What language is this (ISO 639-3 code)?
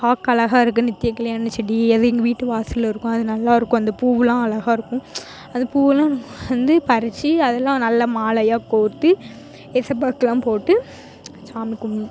tam